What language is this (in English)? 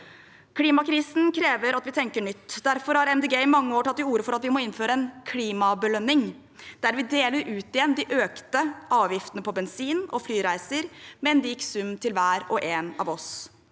Norwegian